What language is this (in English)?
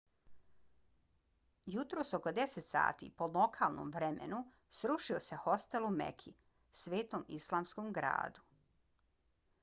Bosnian